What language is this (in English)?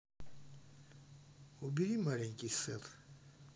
Russian